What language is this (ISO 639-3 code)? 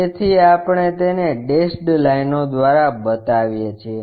guj